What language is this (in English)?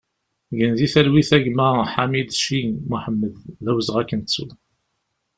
Kabyle